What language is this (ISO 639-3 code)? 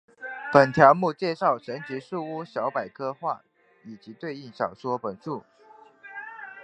zho